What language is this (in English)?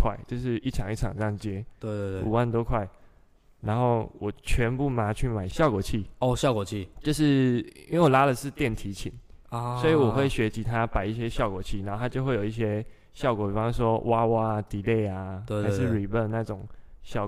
Chinese